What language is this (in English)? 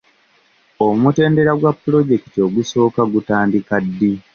Ganda